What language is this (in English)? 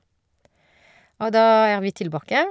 Norwegian